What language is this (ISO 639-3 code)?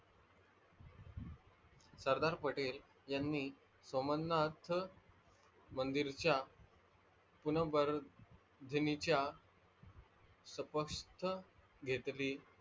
mar